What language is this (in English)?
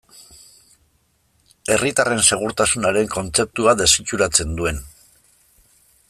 Basque